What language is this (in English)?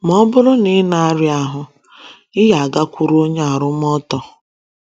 Igbo